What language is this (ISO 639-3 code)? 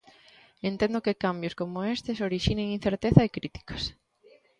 glg